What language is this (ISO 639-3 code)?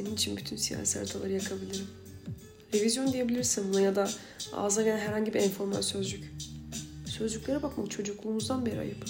tur